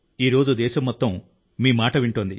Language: Telugu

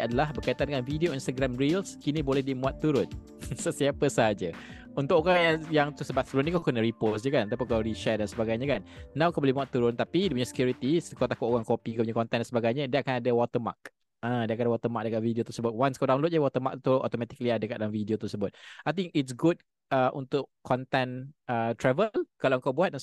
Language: Malay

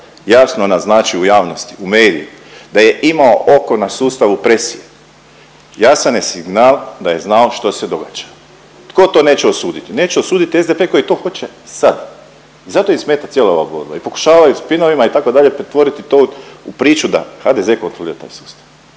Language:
Croatian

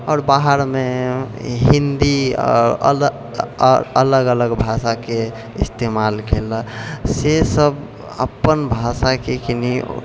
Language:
Maithili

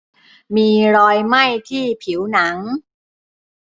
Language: Thai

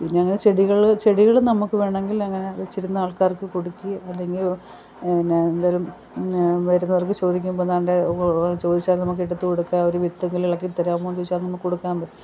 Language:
Malayalam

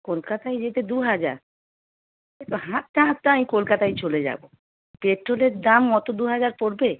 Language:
Bangla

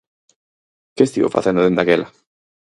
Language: Galician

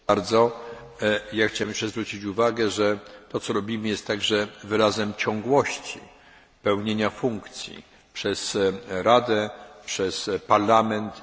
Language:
Polish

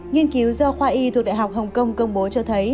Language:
Vietnamese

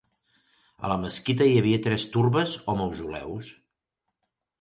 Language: Catalan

